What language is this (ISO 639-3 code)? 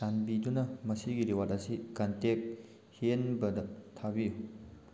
mni